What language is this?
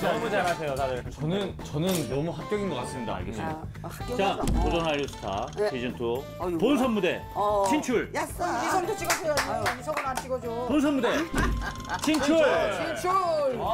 Korean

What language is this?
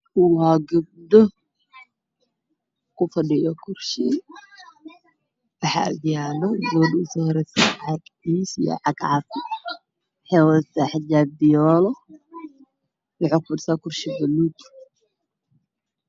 Somali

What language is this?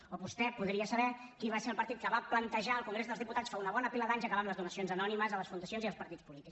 Catalan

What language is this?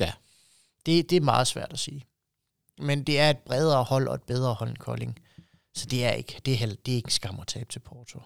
Danish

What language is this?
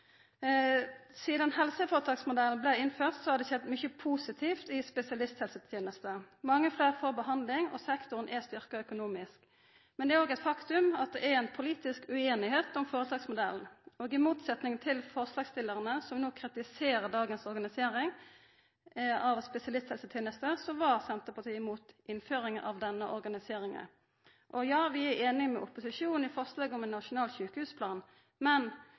Norwegian Nynorsk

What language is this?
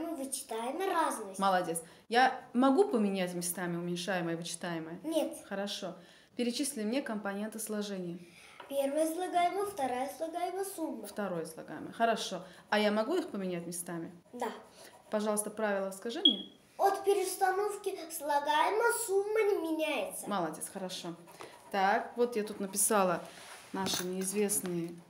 Russian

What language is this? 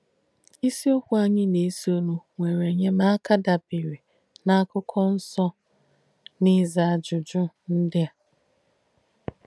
Igbo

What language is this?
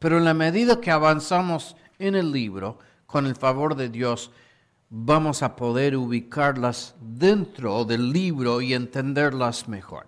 Spanish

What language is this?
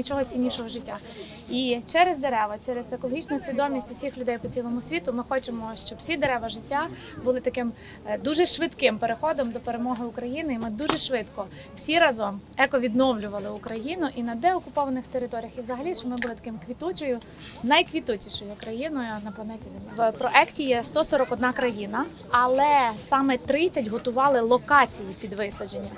Ukrainian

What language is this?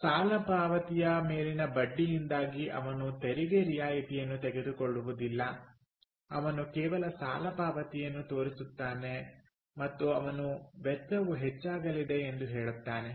Kannada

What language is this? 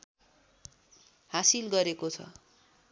Nepali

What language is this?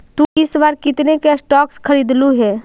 Magahi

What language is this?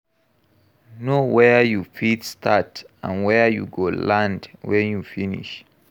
Nigerian Pidgin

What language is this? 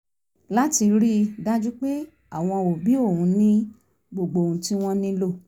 Yoruba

